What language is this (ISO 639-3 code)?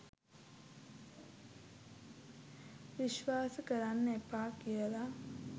sin